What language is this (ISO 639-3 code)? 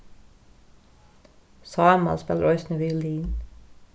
fao